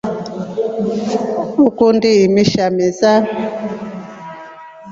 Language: Rombo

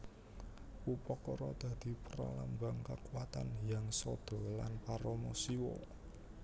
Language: Javanese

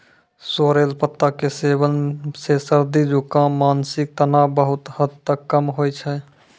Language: Maithili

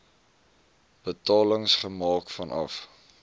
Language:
Afrikaans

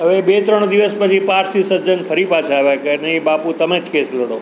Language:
Gujarati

